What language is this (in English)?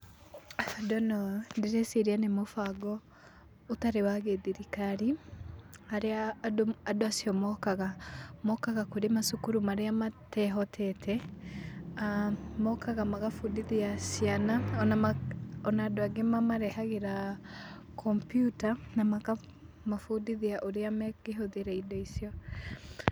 Kikuyu